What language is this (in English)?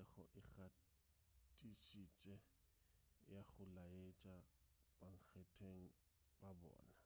Northern Sotho